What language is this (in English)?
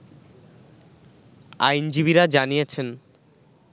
Bangla